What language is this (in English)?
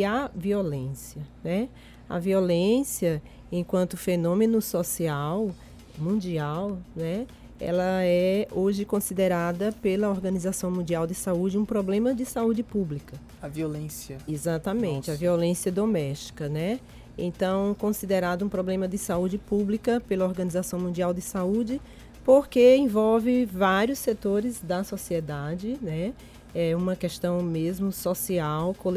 Portuguese